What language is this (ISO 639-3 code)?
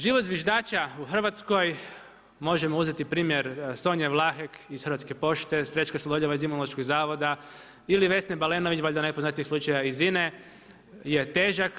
hrv